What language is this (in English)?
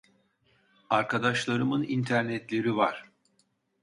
Turkish